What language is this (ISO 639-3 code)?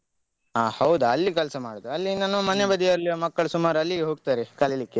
kan